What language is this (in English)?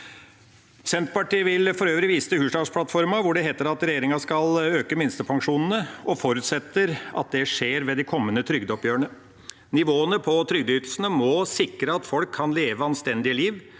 Norwegian